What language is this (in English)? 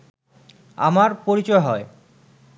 Bangla